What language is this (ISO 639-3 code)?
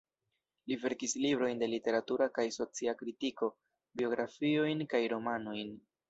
epo